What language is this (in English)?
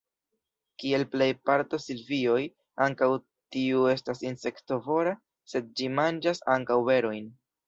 Esperanto